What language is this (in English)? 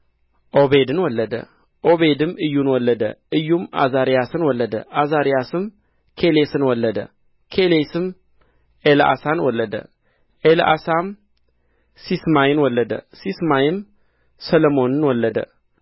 Amharic